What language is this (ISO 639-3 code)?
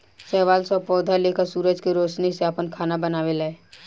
bho